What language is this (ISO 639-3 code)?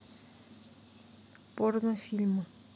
rus